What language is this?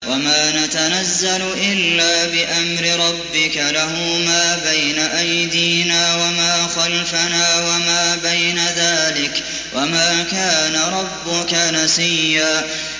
Arabic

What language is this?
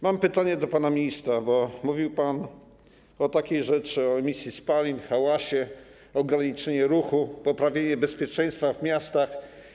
Polish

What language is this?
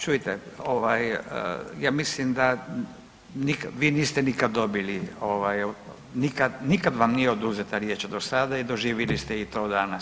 Croatian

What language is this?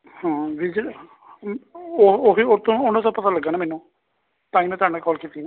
Punjabi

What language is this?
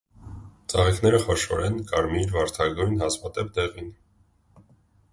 Armenian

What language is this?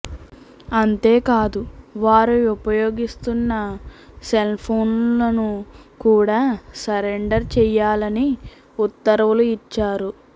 Telugu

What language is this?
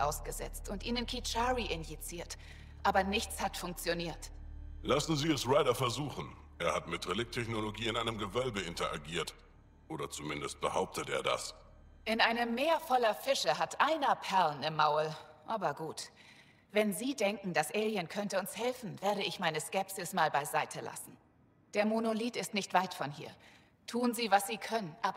German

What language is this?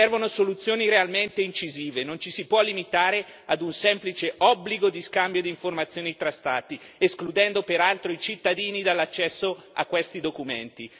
Italian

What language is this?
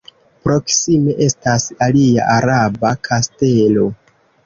Esperanto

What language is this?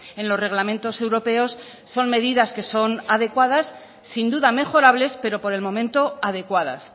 Spanish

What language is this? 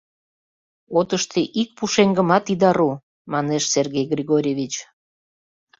Mari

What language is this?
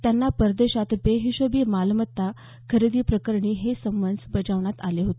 Marathi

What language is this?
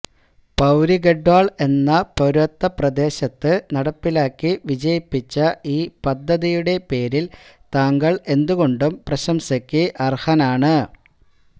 Malayalam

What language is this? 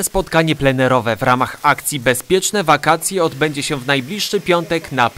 Polish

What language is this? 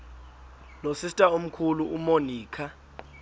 Xhosa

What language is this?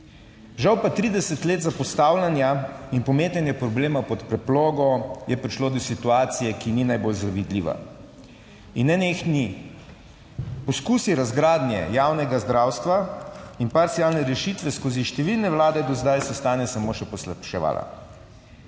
Slovenian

